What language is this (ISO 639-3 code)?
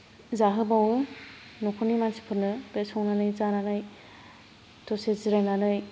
brx